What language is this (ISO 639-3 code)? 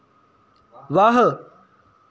doi